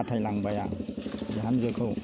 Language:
Bodo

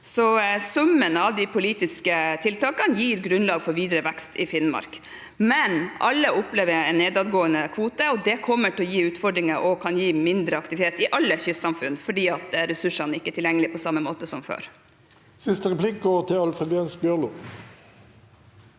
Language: Norwegian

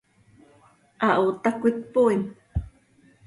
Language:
Seri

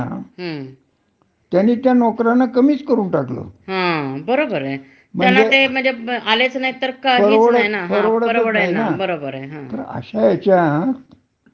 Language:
Marathi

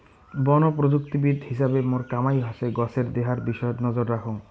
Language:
Bangla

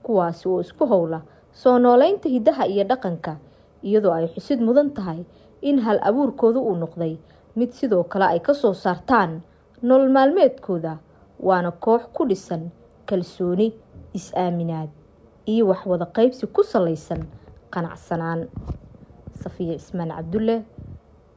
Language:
Arabic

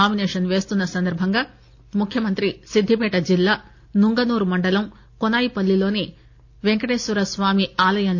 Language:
Telugu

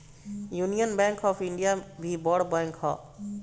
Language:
Bhojpuri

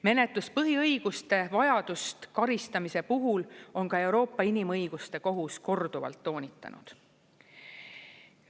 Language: Estonian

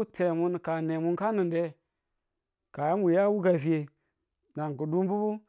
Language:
Tula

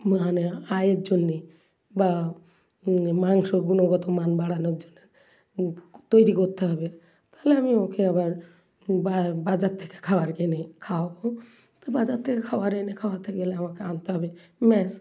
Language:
Bangla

